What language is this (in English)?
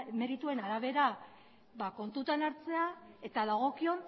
Basque